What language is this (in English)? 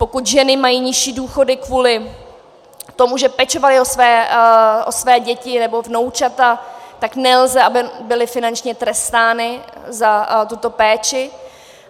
Czech